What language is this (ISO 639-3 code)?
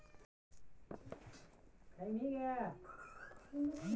mag